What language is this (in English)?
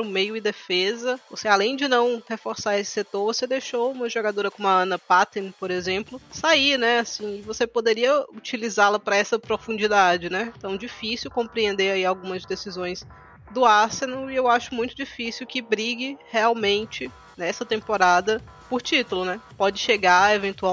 Portuguese